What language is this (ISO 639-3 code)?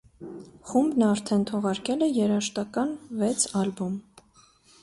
hye